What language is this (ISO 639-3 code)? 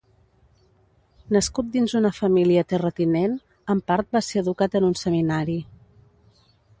cat